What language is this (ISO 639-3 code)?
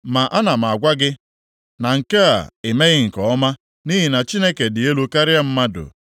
ibo